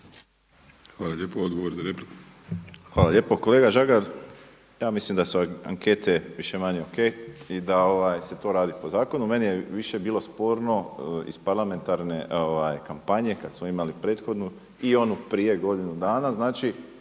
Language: Croatian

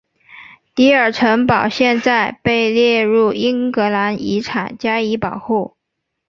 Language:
Chinese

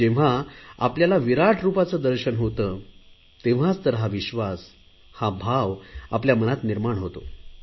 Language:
Marathi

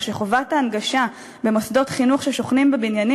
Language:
Hebrew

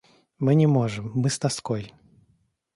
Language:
Russian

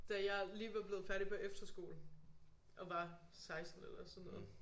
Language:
Danish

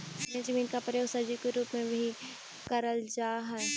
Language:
Magahi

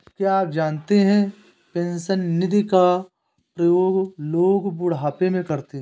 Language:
Hindi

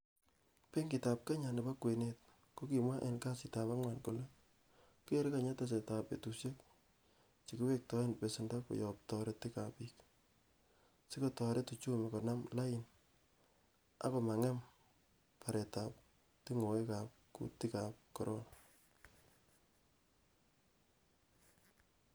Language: Kalenjin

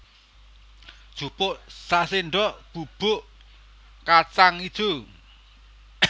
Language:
Javanese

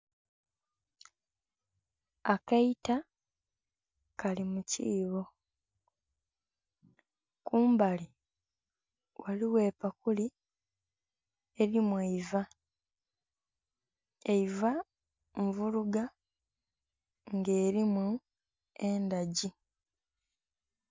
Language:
Soga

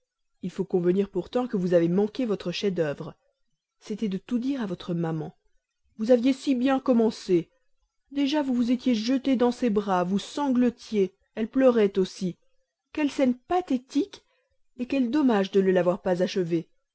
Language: French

